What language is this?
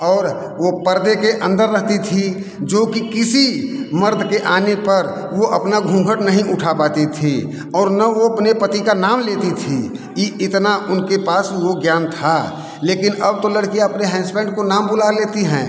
Hindi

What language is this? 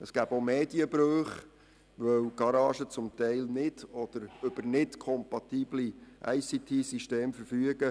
Swiss German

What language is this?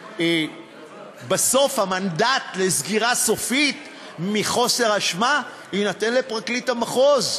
Hebrew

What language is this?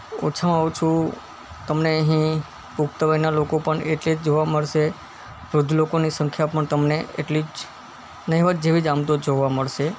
Gujarati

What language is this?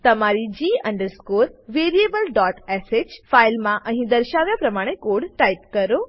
Gujarati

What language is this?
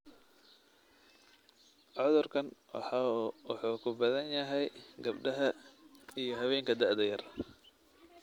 Somali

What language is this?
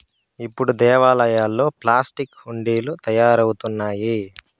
Telugu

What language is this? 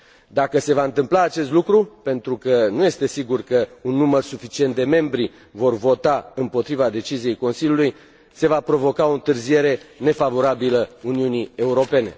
Romanian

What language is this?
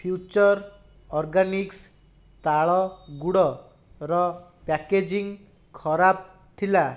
Odia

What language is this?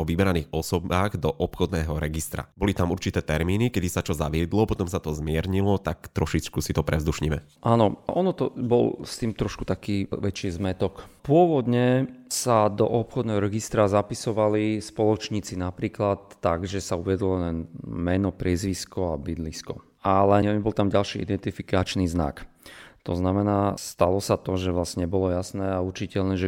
Slovak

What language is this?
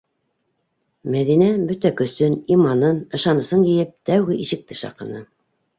Bashkir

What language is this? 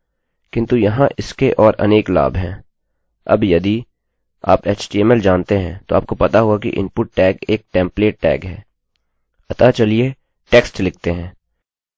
Hindi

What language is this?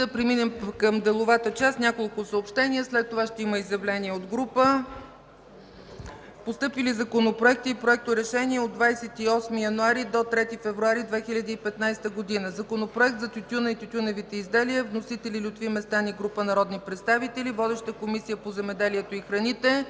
Bulgarian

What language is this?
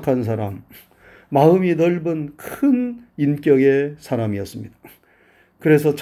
Korean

